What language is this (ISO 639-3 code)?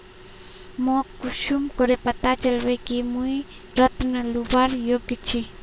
mag